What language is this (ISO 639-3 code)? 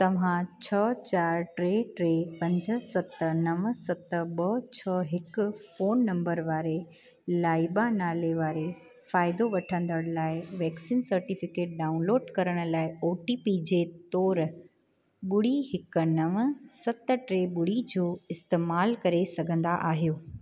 snd